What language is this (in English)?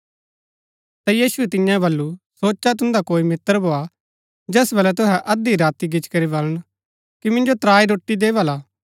Gaddi